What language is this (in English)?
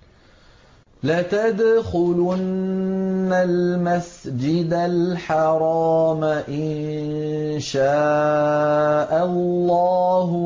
Arabic